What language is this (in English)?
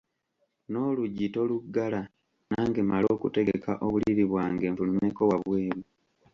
Ganda